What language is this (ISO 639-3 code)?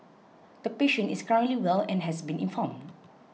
eng